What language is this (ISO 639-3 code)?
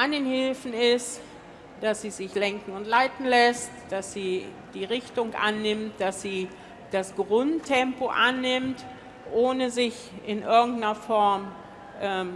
deu